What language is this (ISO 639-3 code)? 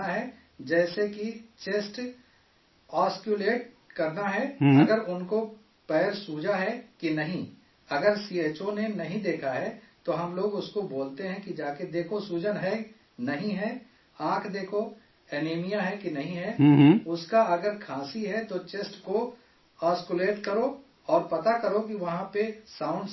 urd